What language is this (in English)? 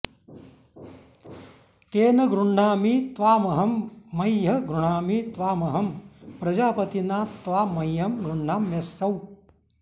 Sanskrit